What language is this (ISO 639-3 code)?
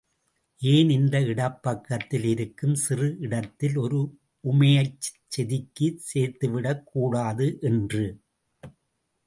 tam